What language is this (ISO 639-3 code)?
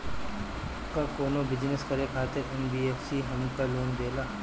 bho